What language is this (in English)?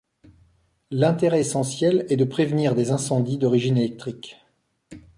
French